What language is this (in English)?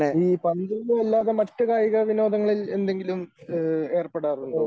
Malayalam